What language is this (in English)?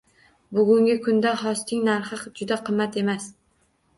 Uzbek